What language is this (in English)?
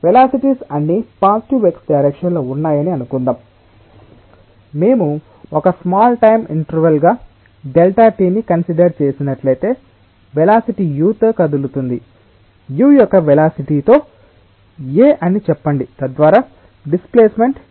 Telugu